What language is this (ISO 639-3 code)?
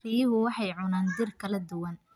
som